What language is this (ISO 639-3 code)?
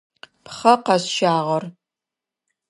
ady